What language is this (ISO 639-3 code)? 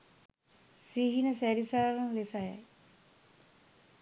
sin